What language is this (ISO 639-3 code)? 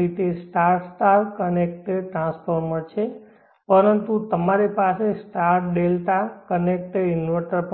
guj